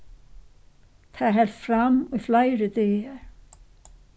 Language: Faroese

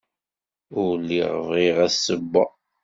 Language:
Kabyle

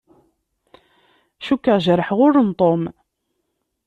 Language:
Kabyle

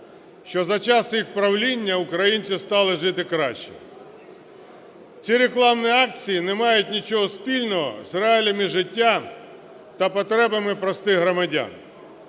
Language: Ukrainian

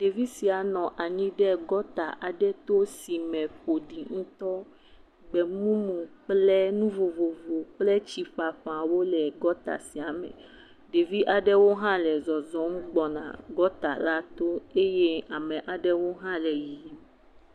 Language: Ewe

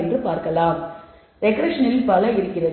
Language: Tamil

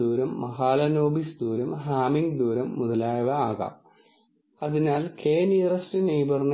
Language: Malayalam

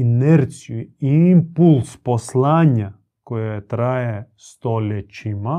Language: Croatian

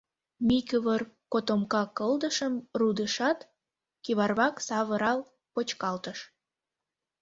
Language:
Mari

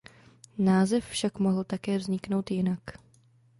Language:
Czech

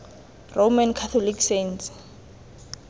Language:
Tswana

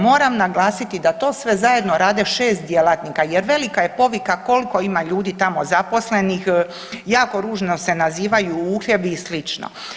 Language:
Croatian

